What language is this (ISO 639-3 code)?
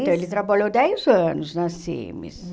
por